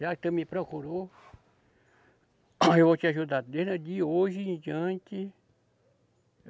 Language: Portuguese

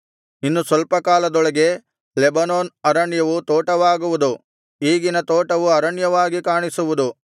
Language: Kannada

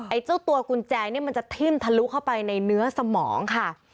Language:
Thai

